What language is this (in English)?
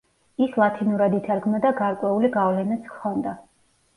Georgian